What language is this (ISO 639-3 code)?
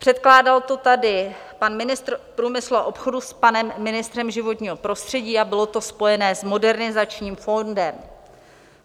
ces